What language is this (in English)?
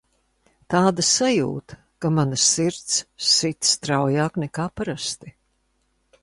Latvian